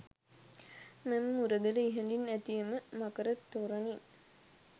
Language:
Sinhala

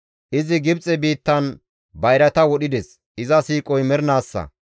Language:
Gamo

